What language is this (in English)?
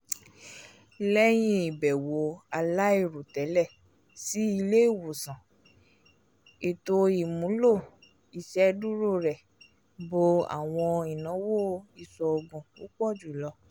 Yoruba